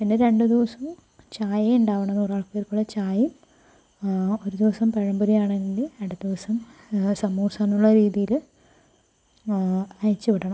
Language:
Malayalam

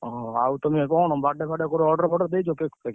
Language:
Odia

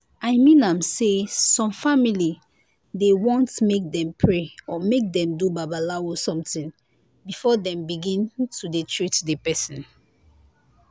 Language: Nigerian Pidgin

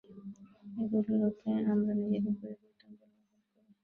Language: Bangla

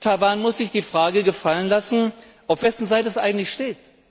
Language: German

